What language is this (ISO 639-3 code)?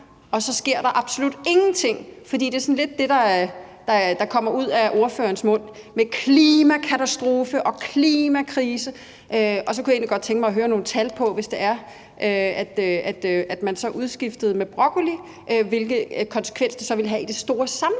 dan